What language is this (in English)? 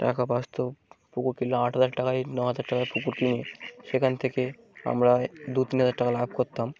Bangla